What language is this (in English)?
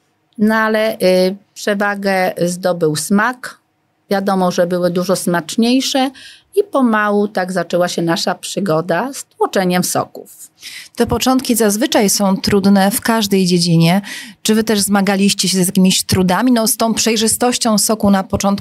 Polish